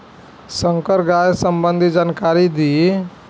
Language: Bhojpuri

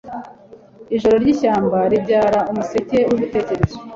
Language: Kinyarwanda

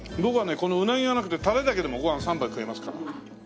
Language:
Japanese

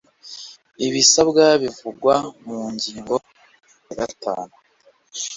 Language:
Kinyarwanda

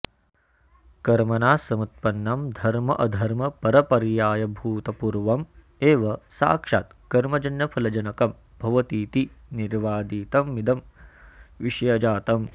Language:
Sanskrit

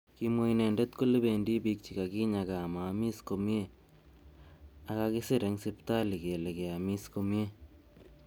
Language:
Kalenjin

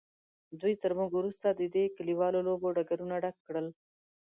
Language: Pashto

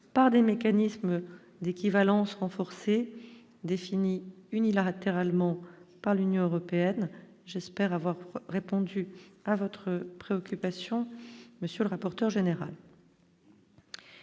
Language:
French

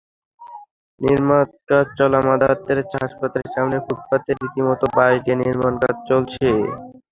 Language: Bangla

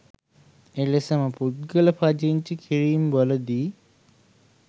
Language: Sinhala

